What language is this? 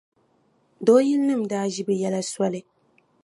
Dagbani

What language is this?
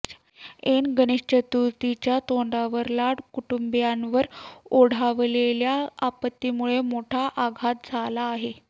Marathi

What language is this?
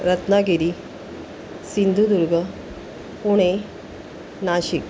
Marathi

